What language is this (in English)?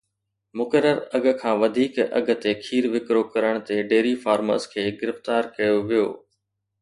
Sindhi